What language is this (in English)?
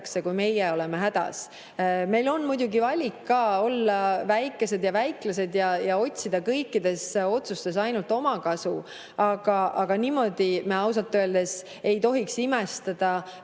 Estonian